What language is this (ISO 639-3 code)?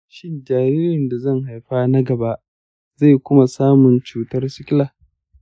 hau